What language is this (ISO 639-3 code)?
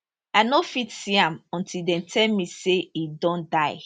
pcm